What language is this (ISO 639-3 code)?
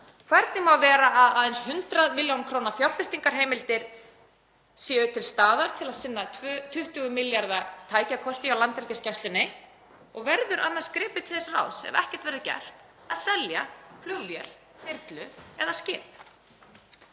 isl